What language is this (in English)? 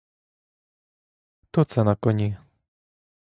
Ukrainian